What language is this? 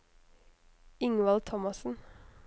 Norwegian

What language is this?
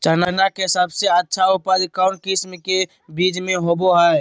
Magahi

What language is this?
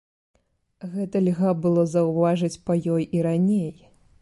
Belarusian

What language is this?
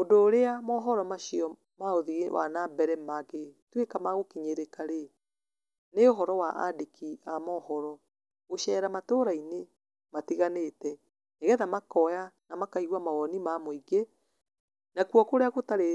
Kikuyu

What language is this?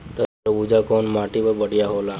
Bhojpuri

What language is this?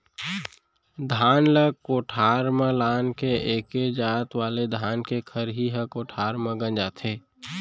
Chhattisgarhi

